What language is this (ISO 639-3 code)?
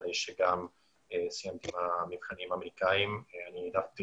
heb